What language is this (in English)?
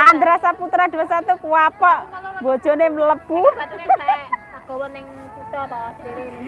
Indonesian